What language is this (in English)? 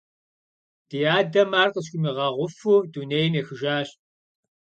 Kabardian